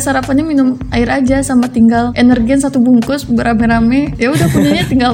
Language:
Indonesian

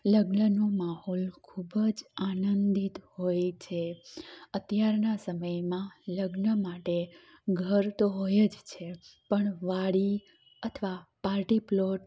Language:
Gujarati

